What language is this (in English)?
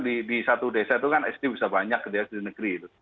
Indonesian